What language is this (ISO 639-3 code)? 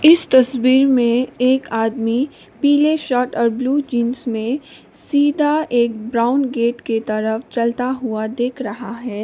hin